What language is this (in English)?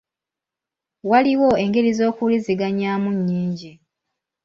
Ganda